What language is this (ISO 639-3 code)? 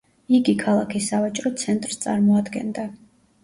kat